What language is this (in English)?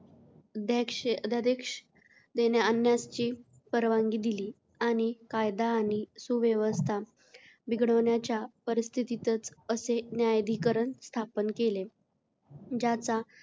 Marathi